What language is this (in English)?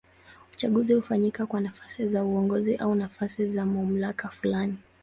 Swahili